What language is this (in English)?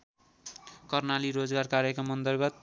Nepali